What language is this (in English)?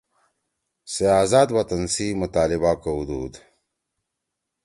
Torwali